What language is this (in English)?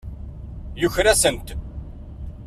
Kabyle